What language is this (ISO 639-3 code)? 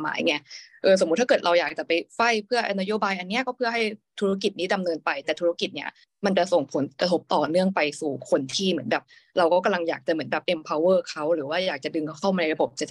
tha